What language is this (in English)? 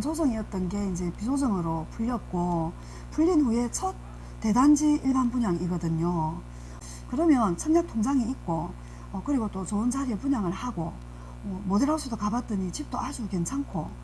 Korean